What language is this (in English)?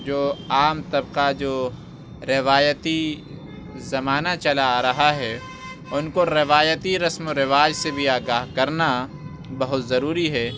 Urdu